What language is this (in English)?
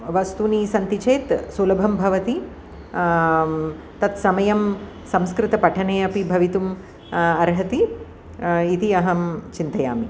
Sanskrit